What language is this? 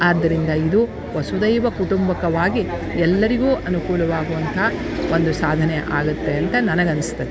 Kannada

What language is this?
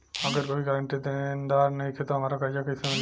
Bhojpuri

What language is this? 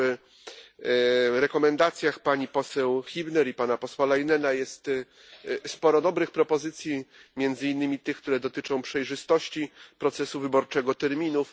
Polish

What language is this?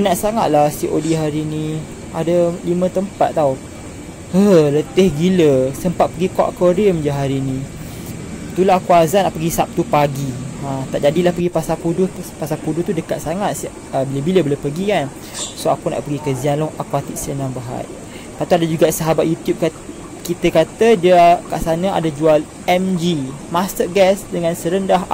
Malay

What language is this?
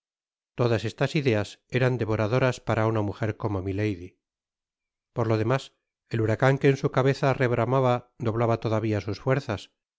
Spanish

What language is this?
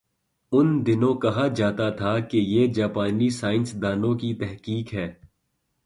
Urdu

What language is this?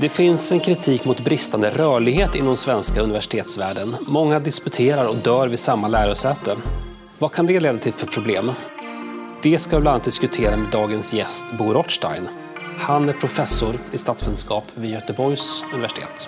Swedish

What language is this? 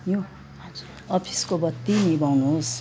Nepali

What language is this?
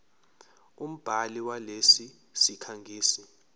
Zulu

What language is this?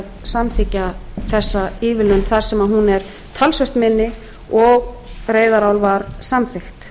Icelandic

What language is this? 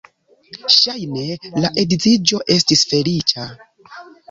Esperanto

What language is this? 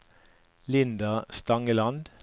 Norwegian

